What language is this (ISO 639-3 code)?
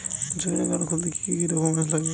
ben